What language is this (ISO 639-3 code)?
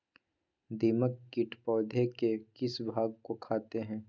mag